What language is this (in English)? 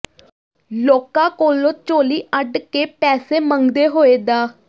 Punjabi